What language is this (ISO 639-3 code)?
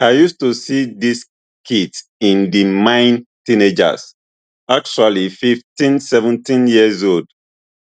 pcm